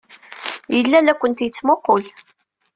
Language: Kabyle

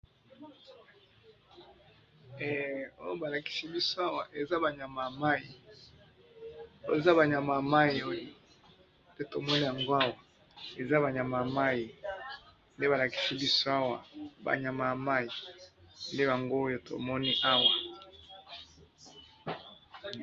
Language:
Lingala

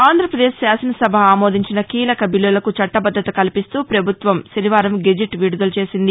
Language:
Telugu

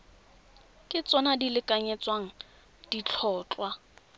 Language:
Tswana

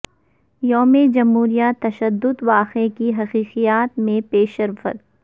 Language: Urdu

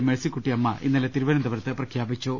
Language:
Malayalam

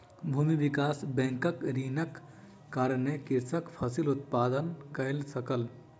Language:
Maithili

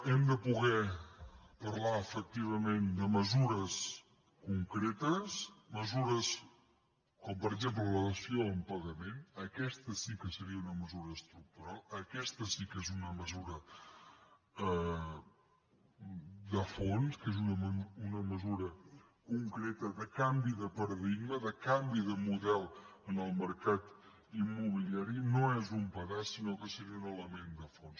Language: Catalan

